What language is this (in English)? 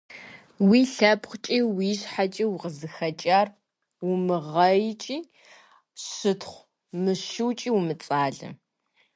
Kabardian